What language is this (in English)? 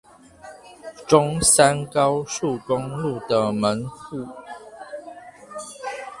Chinese